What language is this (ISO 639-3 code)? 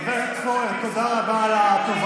heb